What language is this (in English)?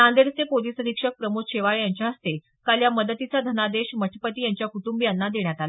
Marathi